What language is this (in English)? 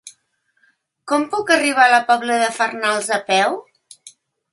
Catalan